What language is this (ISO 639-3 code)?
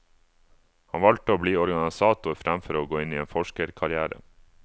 nor